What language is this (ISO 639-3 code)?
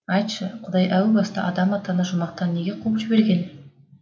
kaz